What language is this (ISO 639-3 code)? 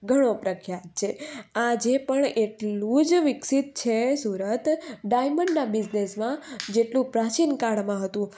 guj